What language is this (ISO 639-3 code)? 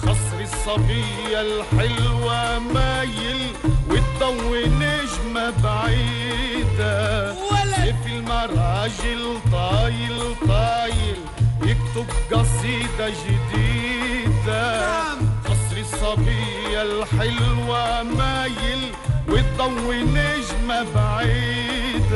ara